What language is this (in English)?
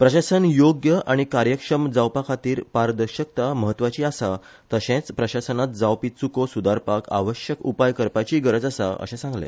Konkani